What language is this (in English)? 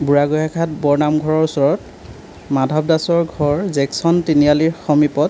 Assamese